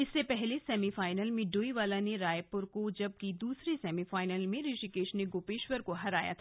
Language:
Hindi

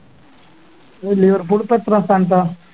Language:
Malayalam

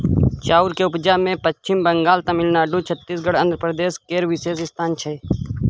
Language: Maithili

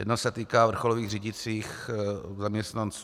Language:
Czech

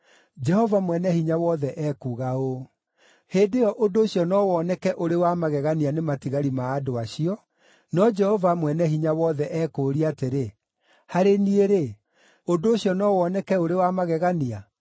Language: Kikuyu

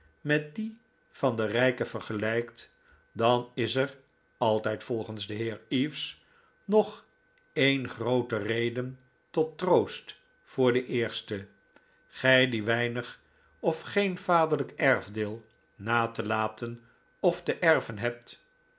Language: Dutch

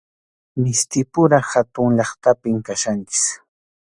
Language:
Arequipa-La Unión Quechua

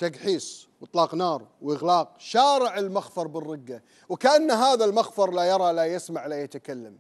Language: Arabic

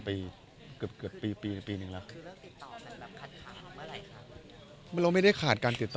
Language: Thai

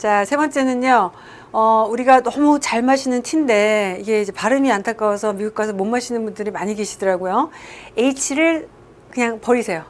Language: Korean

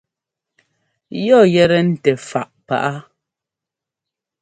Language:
Ngomba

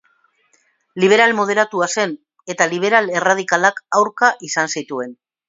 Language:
Basque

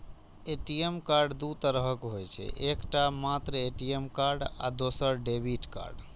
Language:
Maithili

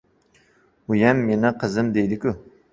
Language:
Uzbek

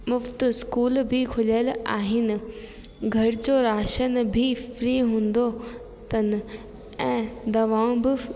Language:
Sindhi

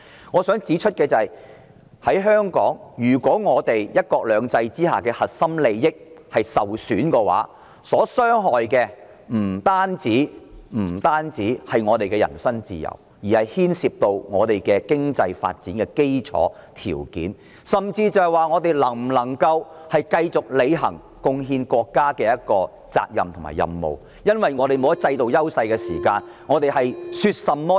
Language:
Cantonese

